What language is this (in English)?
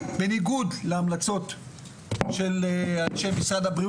Hebrew